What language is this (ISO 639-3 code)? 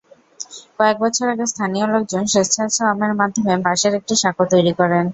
ben